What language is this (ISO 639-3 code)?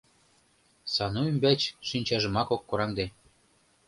chm